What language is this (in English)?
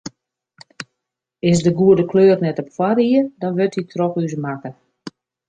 Western Frisian